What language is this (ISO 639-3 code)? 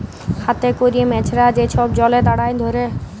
ben